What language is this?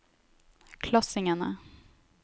Norwegian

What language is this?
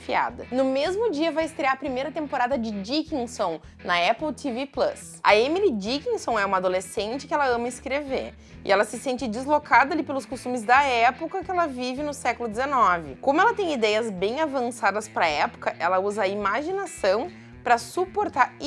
Portuguese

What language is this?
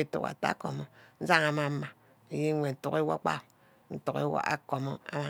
Ubaghara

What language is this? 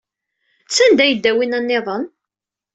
Kabyle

